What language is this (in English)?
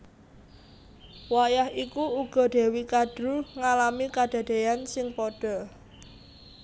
Javanese